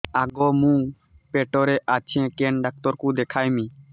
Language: Odia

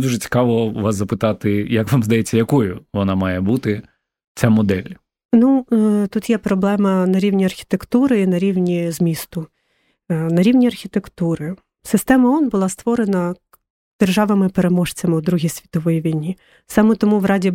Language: Ukrainian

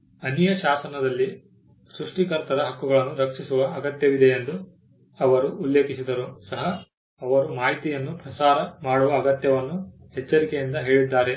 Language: Kannada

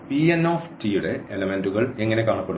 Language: Malayalam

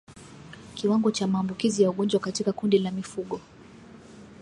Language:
Swahili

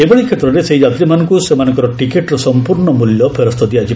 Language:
Odia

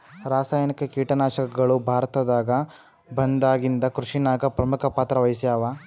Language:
Kannada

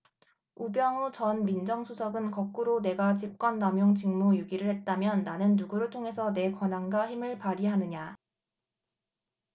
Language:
Korean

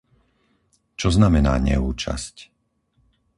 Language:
Slovak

